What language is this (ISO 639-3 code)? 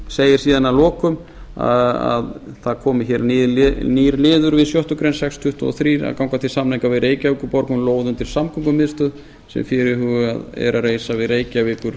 isl